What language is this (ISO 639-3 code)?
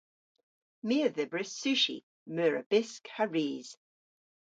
cor